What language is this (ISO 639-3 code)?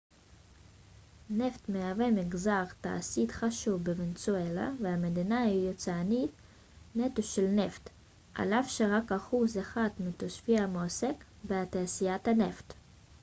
heb